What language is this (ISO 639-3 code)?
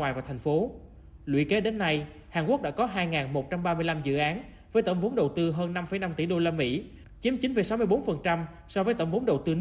vie